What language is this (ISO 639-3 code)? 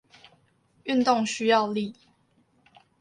zho